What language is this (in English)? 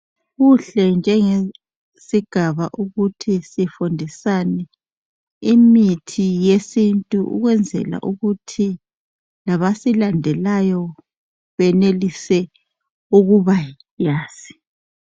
North Ndebele